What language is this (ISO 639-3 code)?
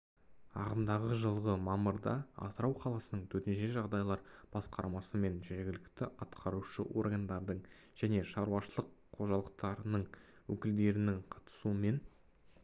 kaz